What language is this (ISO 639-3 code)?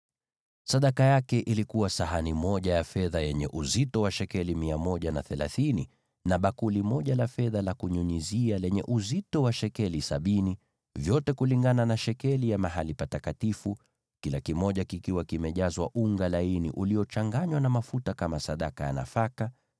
swa